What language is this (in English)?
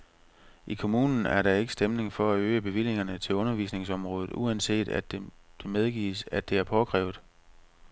Danish